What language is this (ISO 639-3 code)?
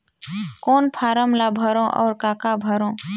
hne